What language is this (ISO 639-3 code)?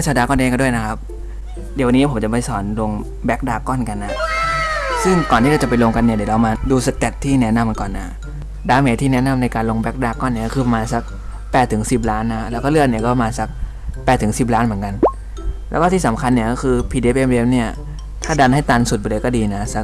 tha